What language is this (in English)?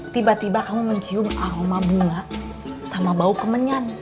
Indonesian